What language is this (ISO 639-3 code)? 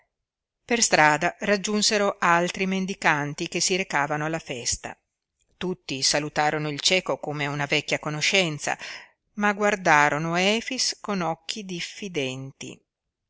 ita